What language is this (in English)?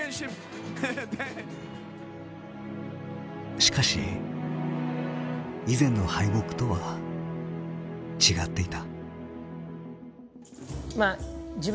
Japanese